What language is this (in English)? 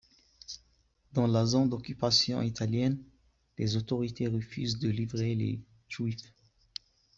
French